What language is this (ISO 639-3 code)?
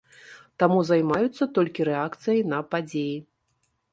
bel